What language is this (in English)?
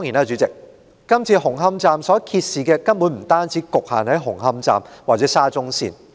Cantonese